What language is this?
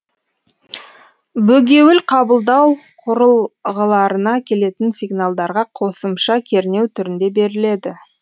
Kazakh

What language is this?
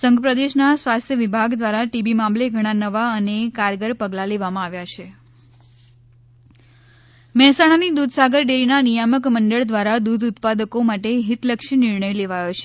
Gujarati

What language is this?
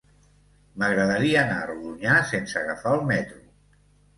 Catalan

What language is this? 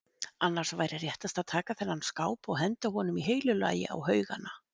Icelandic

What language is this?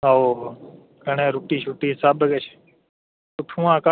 Dogri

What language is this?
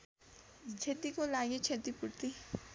Nepali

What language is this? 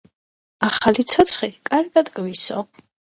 Georgian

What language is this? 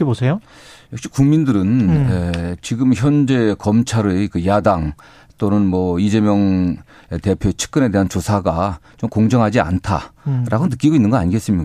Korean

